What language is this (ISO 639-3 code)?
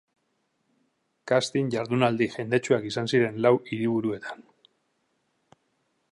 eus